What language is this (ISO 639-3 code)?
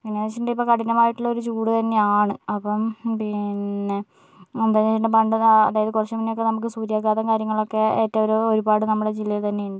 mal